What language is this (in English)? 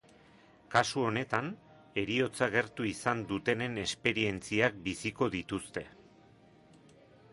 Basque